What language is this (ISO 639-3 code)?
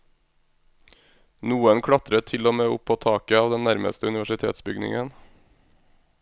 nor